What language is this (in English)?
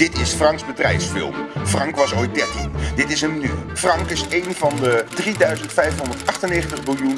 Dutch